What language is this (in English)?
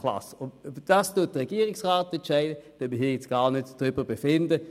Swiss German